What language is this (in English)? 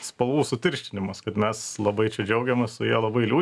Lithuanian